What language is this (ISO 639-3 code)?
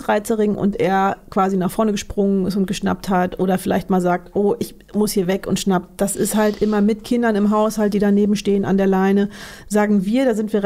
deu